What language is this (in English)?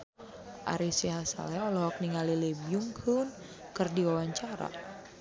Sundanese